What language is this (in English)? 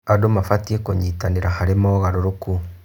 Kikuyu